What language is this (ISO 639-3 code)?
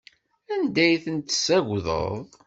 kab